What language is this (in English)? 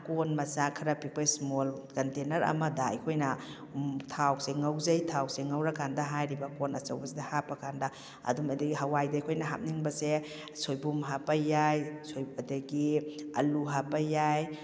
Manipuri